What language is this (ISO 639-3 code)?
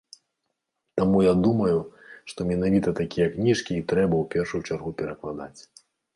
bel